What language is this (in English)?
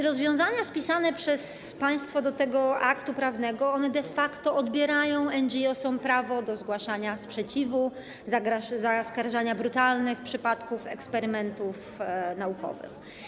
Polish